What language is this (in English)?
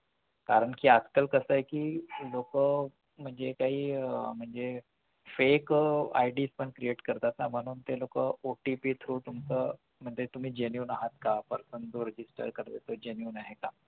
Marathi